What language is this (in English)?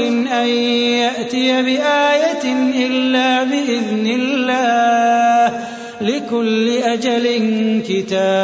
Arabic